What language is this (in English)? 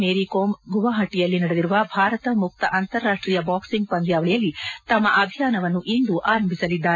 Kannada